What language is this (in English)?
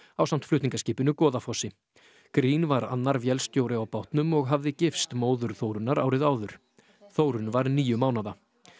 Icelandic